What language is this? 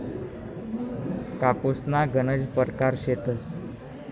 Marathi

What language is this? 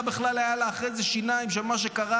Hebrew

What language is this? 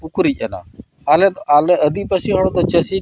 Santali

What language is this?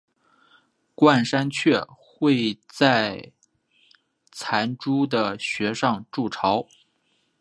Chinese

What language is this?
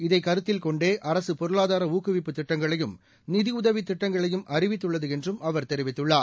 Tamil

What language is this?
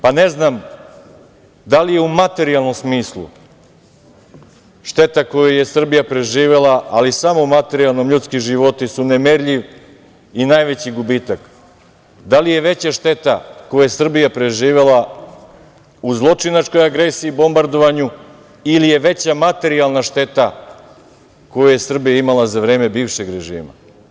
Serbian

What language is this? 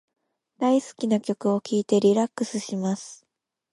Japanese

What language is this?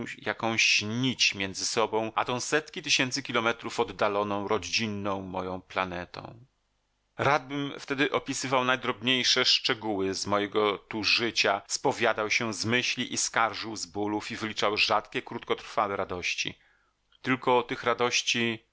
Polish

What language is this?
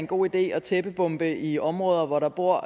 Danish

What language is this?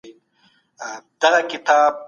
Pashto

